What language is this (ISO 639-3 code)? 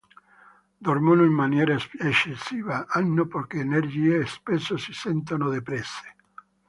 ita